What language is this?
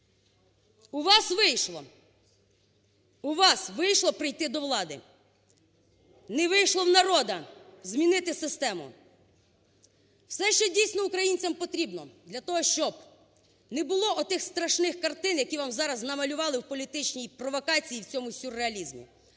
Ukrainian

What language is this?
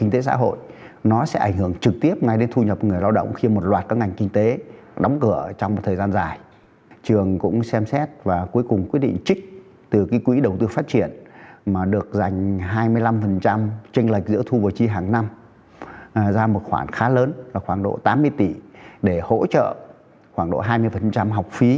Vietnamese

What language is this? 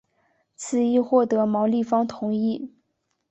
Chinese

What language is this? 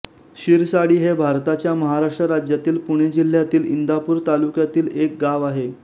Marathi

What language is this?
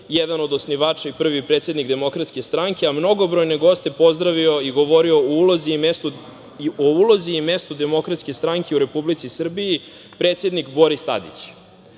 Serbian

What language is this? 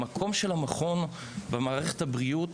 Hebrew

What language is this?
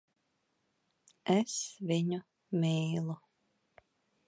Latvian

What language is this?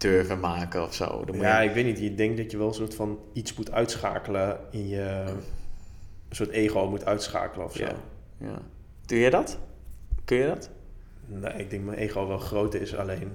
Dutch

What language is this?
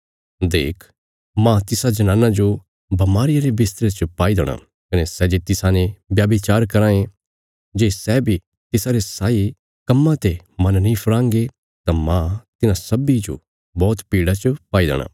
Bilaspuri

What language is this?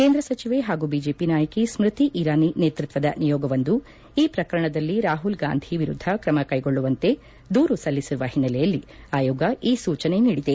Kannada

